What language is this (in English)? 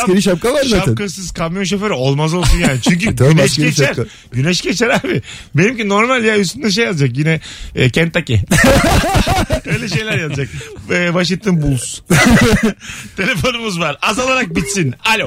Turkish